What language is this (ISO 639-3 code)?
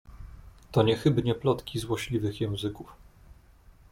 pol